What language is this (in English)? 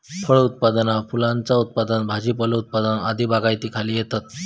Marathi